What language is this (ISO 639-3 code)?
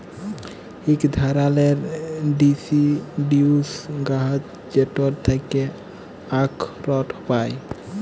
ben